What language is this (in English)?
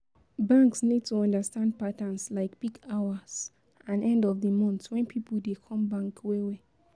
Nigerian Pidgin